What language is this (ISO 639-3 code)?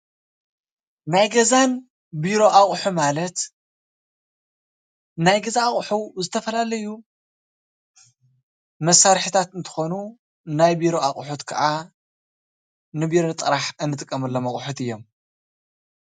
tir